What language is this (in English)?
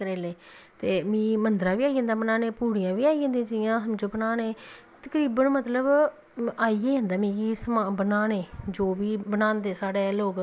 Dogri